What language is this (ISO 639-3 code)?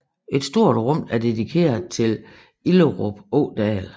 dan